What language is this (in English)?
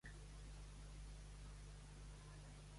Catalan